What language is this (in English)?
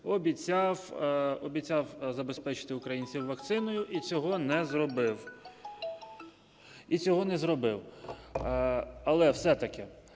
Ukrainian